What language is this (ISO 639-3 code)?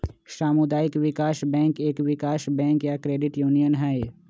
mag